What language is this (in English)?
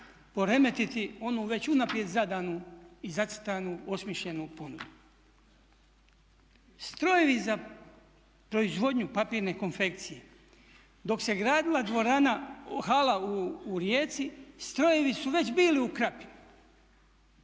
Croatian